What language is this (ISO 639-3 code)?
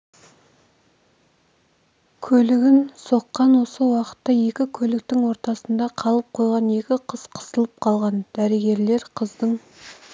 kaz